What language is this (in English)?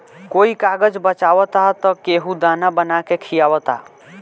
Bhojpuri